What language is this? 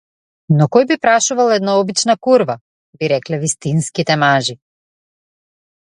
Macedonian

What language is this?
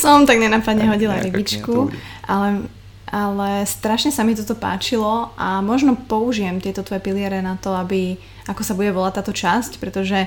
Slovak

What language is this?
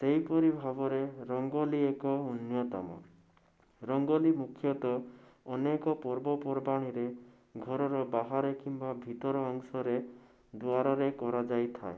Odia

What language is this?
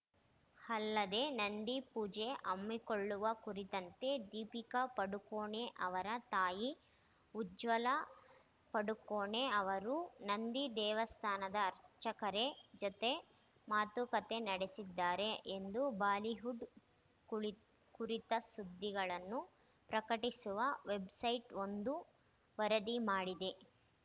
Kannada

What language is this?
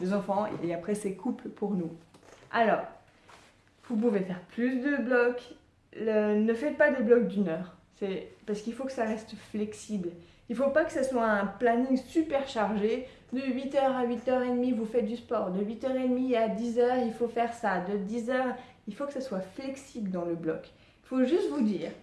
French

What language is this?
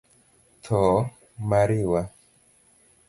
Luo (Kenya and Tanzania)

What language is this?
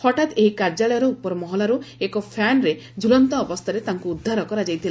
Odia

